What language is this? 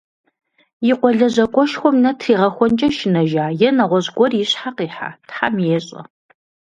Kabardian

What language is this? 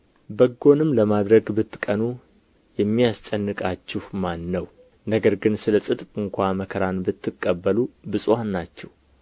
Amharic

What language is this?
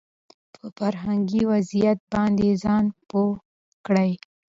Pashto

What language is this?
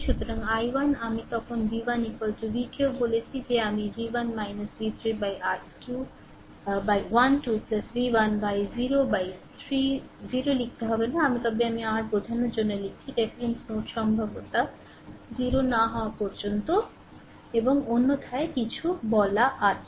Bangla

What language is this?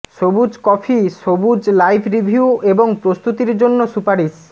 Bangla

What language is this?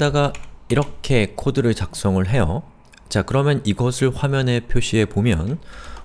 Korean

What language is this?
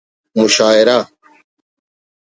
Brahui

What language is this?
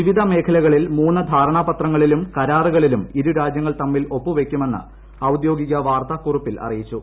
Malayalam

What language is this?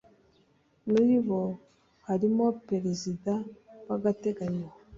Kinyarwanda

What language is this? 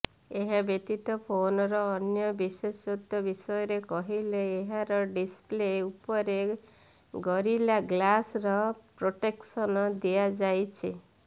Odia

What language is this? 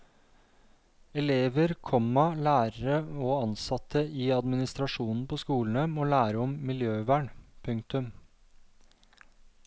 Norwegian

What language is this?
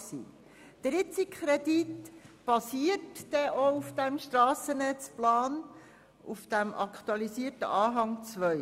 Swiss German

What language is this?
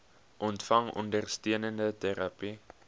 Afrikaans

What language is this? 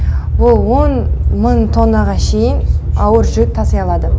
Kazakh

